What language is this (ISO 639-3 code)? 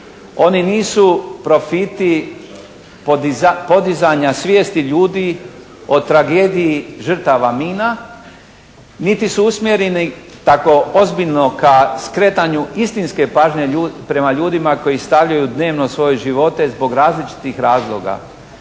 hrv